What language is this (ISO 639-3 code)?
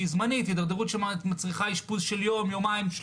heb